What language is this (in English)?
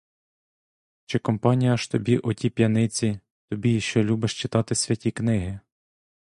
Ukrainian